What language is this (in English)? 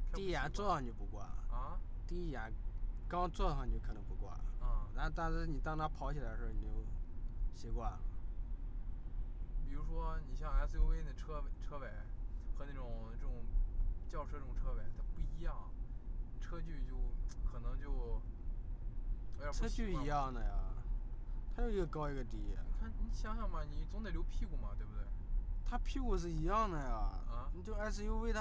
Chinese